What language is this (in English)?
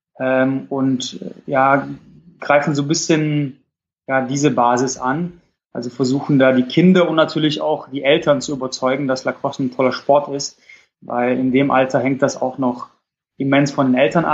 German